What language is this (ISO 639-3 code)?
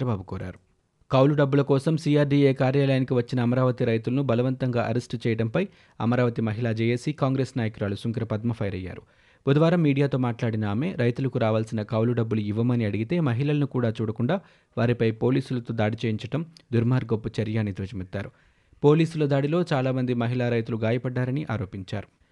tel